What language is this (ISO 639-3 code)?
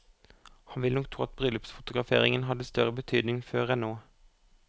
nor